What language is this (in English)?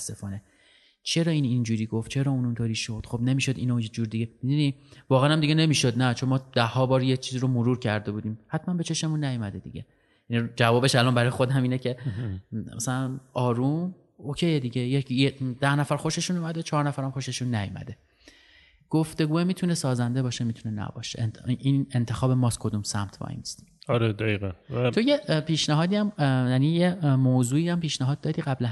Persian